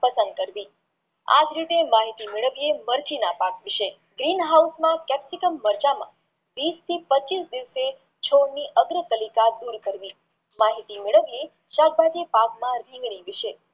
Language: Gujarati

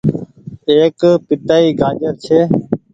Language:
Goaria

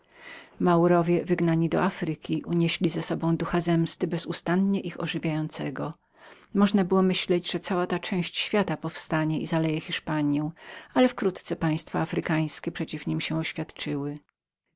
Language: Polish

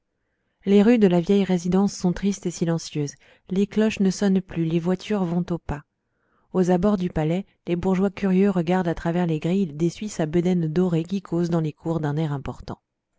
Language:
French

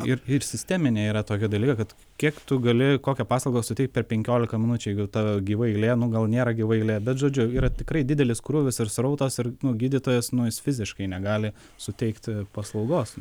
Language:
Lithuanian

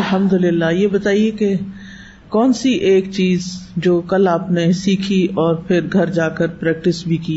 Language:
Urdu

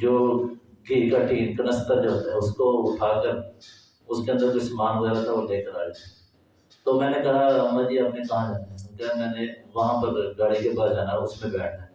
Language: Urdu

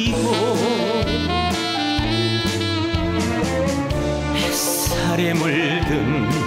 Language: Korean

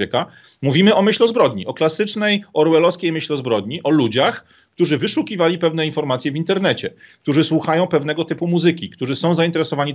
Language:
Polish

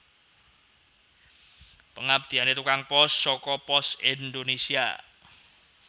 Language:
Javanese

